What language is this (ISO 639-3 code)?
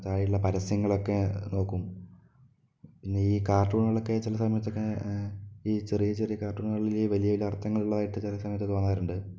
mal